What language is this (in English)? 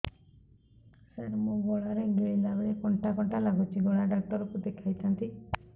Odia